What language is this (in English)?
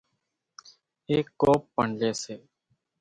Kachi Koli